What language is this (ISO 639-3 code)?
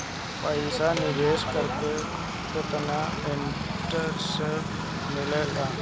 bho